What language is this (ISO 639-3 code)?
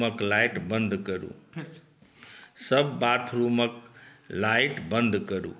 mai